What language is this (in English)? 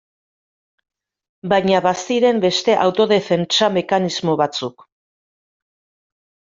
Basque